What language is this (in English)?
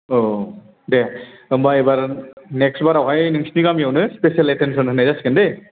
Bodo